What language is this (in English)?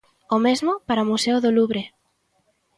Galician